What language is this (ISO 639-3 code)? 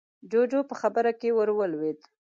pus